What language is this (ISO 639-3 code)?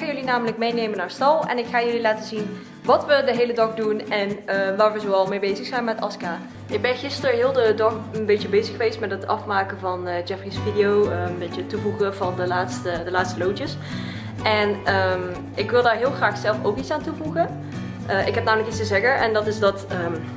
nld